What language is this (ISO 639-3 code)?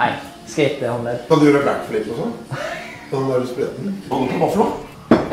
nor